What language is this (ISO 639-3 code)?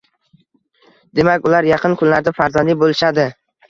uzb